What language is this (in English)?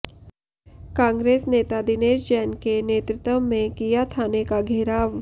Hindi